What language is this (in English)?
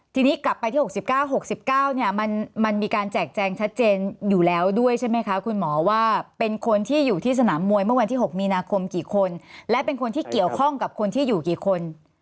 Thai